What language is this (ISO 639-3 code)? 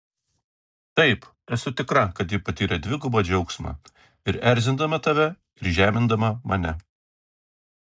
lit